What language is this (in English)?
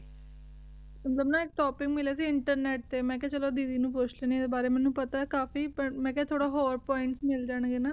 Punjabi